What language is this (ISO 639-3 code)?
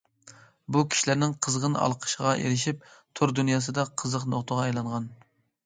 uig